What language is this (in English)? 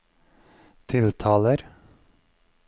Norwegian